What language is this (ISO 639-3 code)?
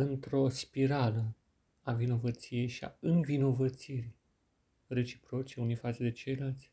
ron